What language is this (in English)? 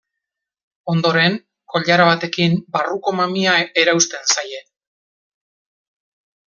Basque